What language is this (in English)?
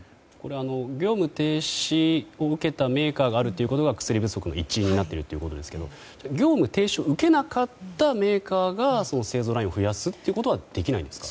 Japanese